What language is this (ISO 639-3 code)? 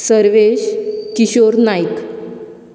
kok